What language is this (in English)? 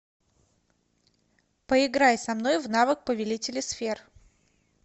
Russian